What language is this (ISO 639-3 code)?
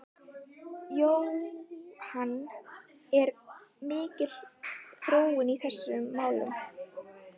isl